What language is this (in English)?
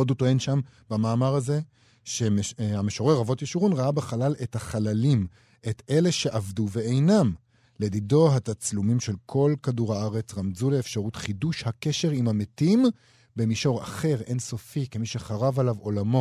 Hebrew